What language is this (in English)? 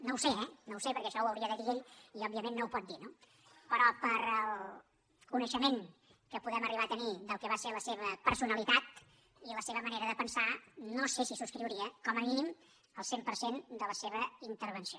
Catalan